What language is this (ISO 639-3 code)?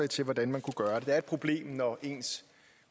dan